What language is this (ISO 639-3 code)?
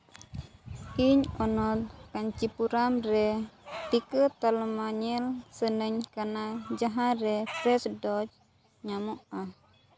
sat